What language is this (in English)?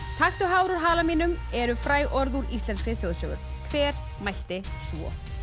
Icelandic